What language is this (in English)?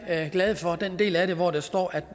Danish